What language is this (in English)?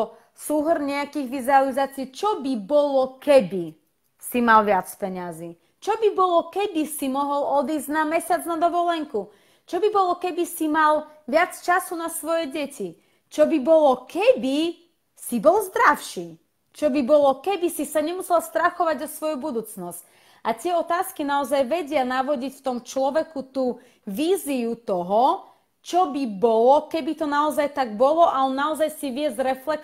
Slovak